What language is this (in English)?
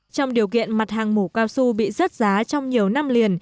Vietnamese